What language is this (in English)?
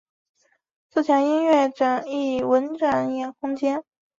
Chinese